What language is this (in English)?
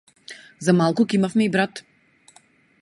Macedonian